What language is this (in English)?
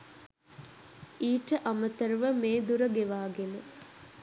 Sinhala